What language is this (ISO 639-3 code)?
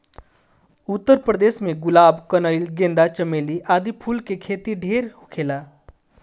bho